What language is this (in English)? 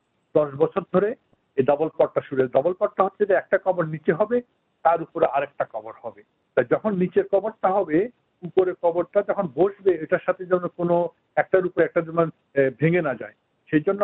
Bangla